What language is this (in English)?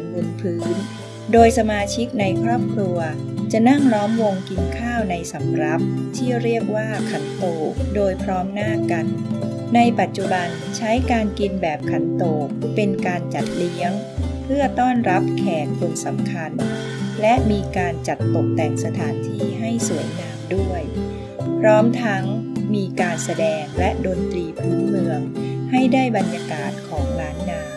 Thai